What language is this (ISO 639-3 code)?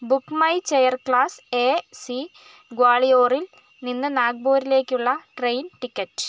mal